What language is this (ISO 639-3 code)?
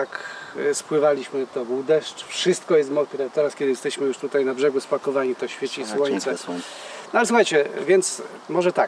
pol